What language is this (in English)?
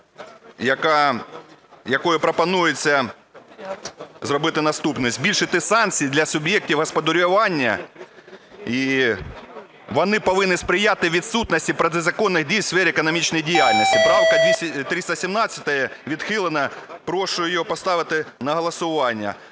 Ukrainian